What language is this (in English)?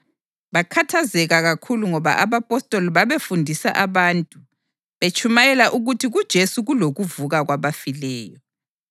North Ndebele